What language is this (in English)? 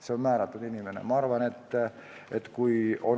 Estonian